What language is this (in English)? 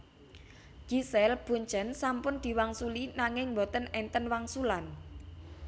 Javanese